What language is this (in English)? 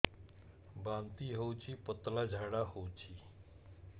Odia